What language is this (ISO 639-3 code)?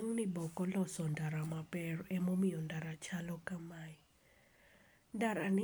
luo